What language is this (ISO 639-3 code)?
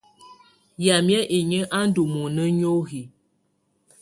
tvu